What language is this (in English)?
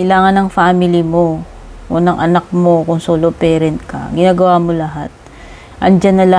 Filipino